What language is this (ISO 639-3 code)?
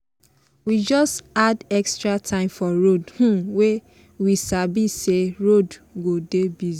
pcm